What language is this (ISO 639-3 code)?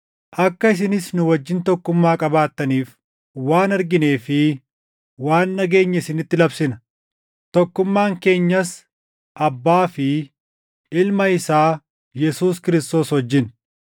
orm